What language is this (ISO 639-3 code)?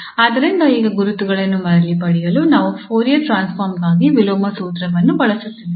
kan